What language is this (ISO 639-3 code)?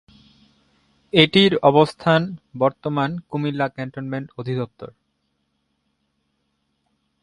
ben